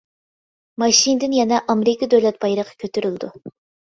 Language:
Uyghur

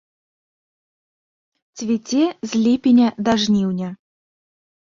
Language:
Belarusian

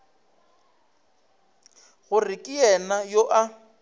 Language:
Northern Sotho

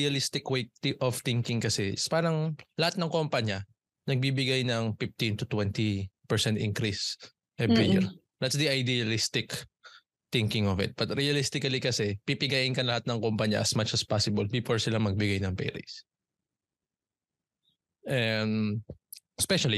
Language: Filipino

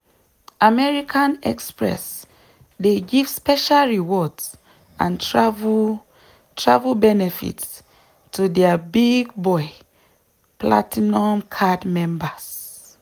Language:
Nigerian Pidgin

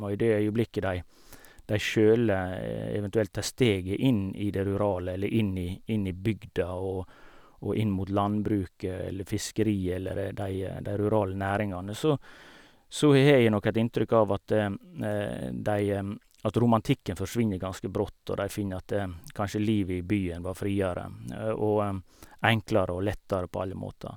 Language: Norwegian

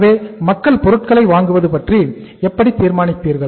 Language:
Tamil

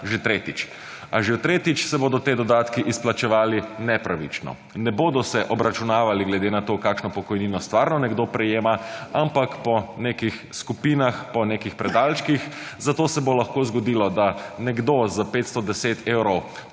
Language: Slovenian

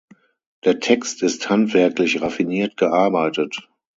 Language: German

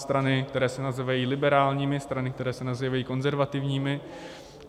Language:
Czech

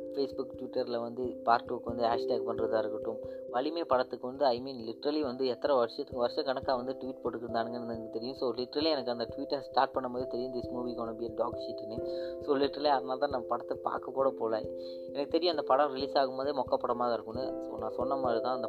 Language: Malayalam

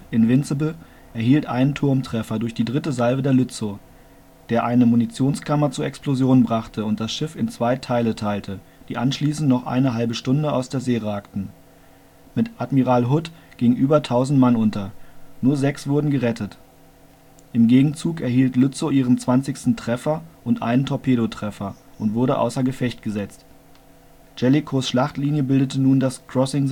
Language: German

